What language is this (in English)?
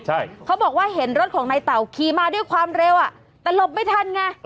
Thai